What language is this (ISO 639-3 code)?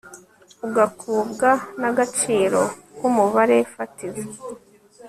kin